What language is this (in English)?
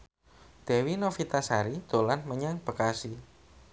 Javanese